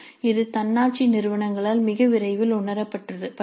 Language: Tamil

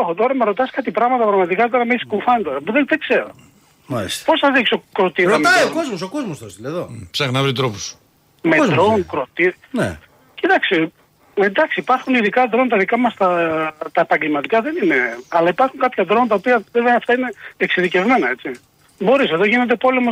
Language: Greek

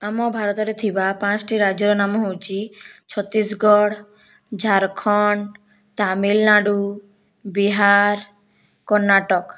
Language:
Odia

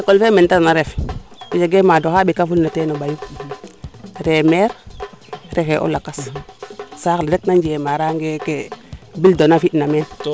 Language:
Serer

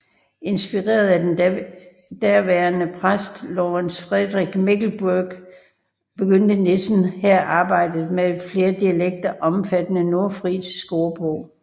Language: Danish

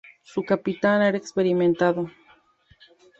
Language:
Spanish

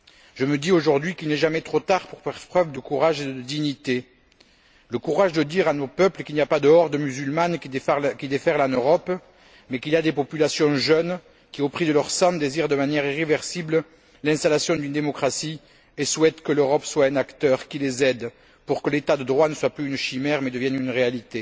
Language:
French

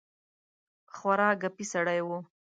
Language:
Pashto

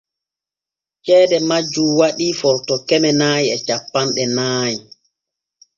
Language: Borgu Fulfulde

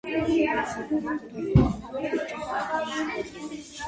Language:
Georgian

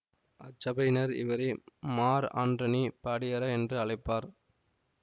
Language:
Tamil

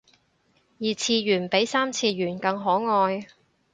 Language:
Cantonese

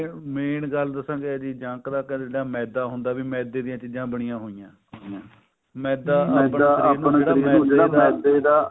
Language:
Punjabi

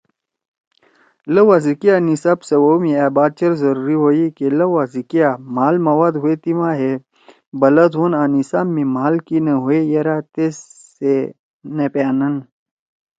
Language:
Torwali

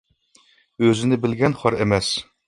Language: Uyghur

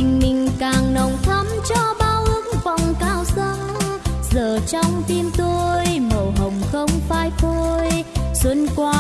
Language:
Vietnamese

